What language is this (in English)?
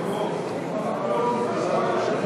Hebrew